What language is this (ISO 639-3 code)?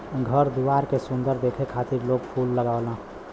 bho